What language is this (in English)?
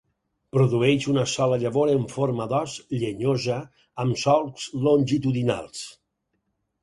Catalan